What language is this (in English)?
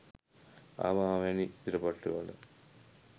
Sinhala